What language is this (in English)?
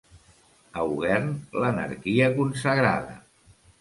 Catalan